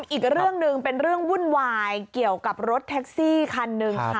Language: Thai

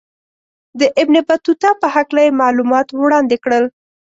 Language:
Pashto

